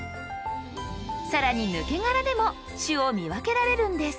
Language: Japanese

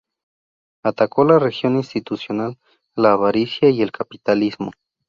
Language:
Spanish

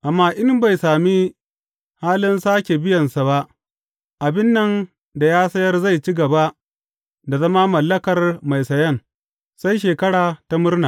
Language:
Hausa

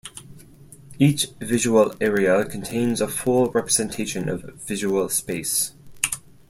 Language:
English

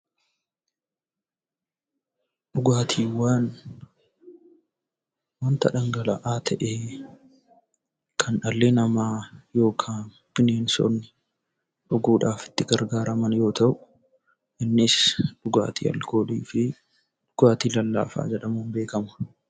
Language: Oromo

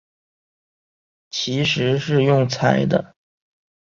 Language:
Chinese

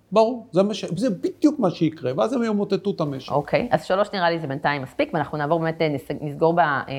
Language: Hebrew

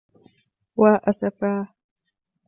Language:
Arabic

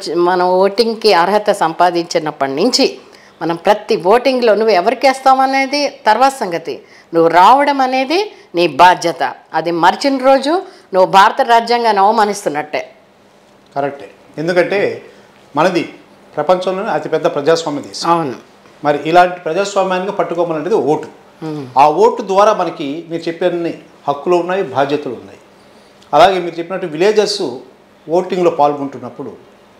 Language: Telugu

